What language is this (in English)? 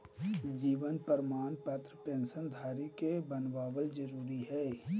Magahi